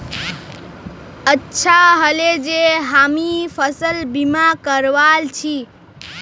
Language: Magahi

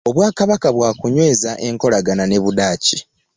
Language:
Ganda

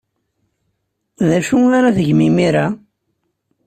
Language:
Kabyle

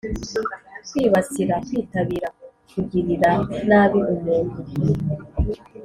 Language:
Kinyarwanda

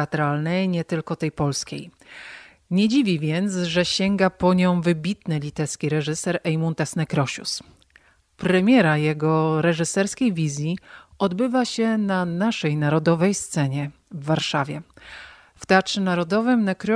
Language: Polish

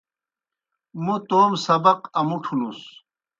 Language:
Kohistani Shina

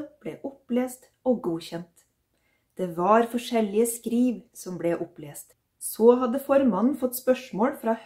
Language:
Norwegian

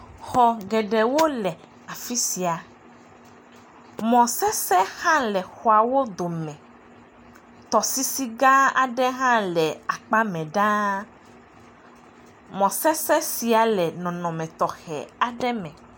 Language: Ewe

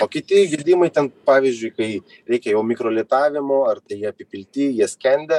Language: Lithuanian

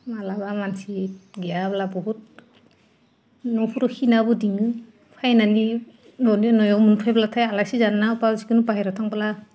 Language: Bodo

